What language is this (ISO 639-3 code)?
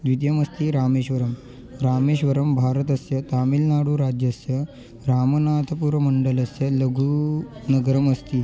san